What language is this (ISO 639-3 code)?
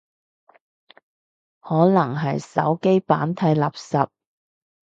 yue